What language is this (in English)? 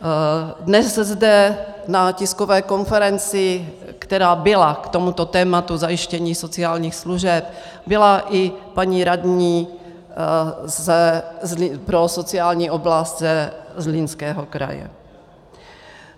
Czech